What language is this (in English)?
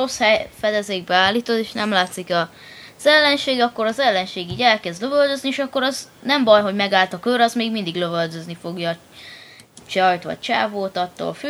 Hungarian